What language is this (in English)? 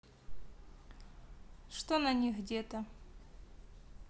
Russian